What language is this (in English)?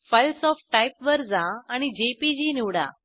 Marathi